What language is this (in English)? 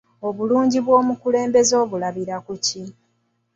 Ganda